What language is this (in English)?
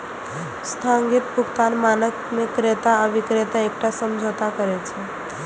Maithili